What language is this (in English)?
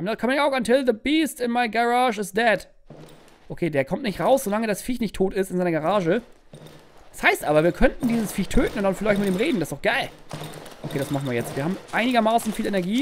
German